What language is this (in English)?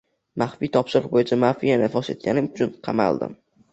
Uzbek